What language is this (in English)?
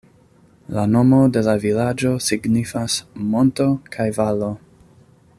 Esperanto